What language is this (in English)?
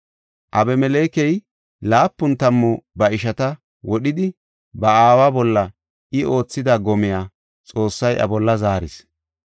Gofa